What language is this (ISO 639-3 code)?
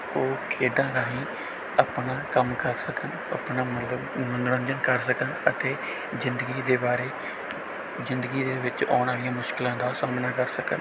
pan